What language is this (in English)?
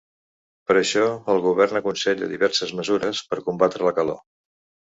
Catalan